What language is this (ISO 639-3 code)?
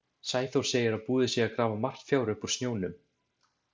isl